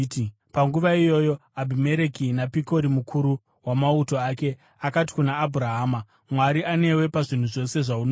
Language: Shona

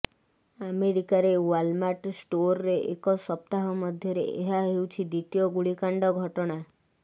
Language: Odia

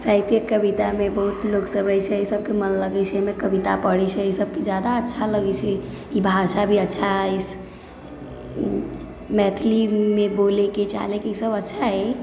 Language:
Maithili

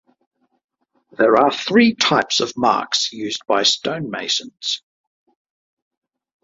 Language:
English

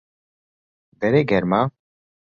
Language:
Central Kurdish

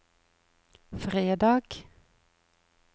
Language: Norwegian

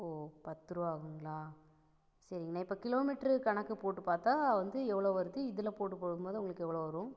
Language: Tamil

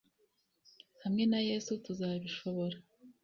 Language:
Kinyarwanda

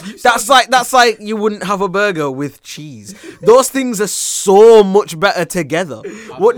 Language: English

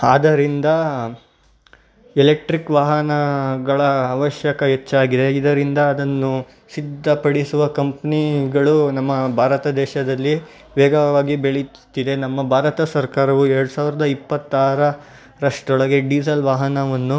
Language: Kannada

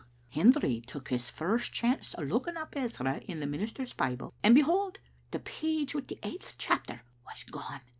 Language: English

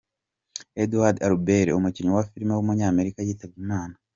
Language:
Kinyarwanda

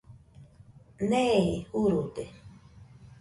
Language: Nüpode Huitoto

